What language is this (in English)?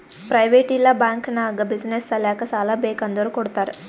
Kannada